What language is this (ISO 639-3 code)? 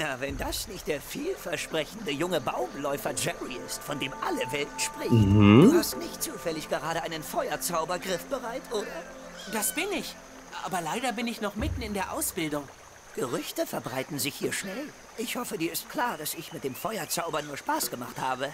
deu